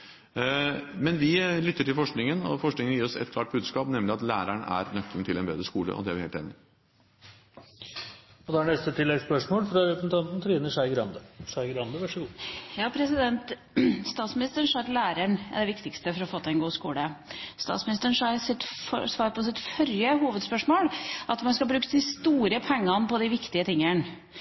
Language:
Norwegian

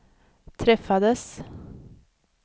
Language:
Swedish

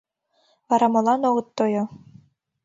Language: Mari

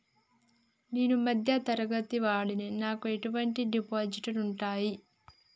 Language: Telugu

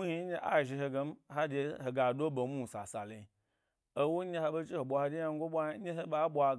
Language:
Gbari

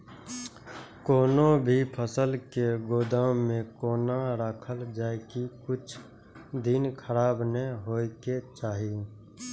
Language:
Maithili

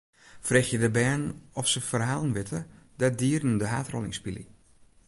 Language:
Western Frisian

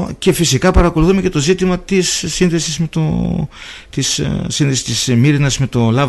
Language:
Greek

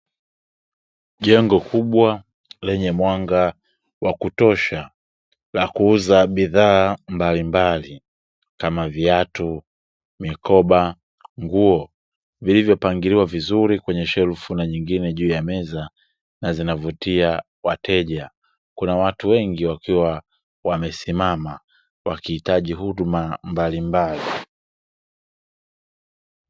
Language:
Swahili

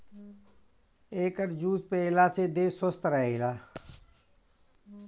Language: Bhojpuri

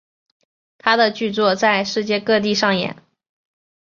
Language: Chinese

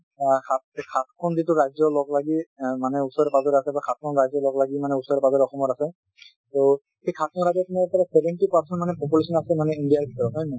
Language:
Assamese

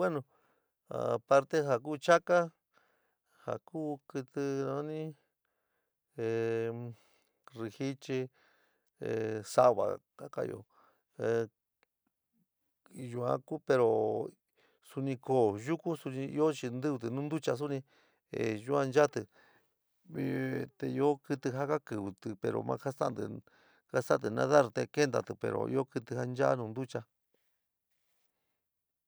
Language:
San Miguel El Grande Mixtec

